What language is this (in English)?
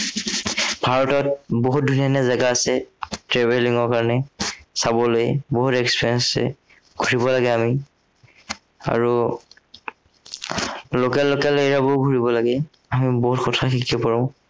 Assamese